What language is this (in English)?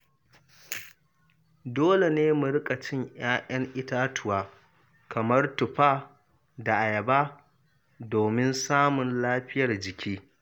Hausa